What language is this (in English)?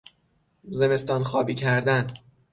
Persian